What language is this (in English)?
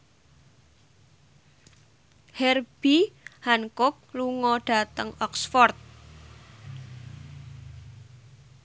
Javanese